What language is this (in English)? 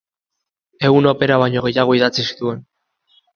Basque